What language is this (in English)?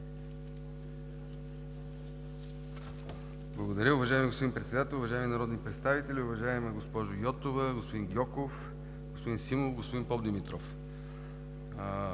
Bulgarian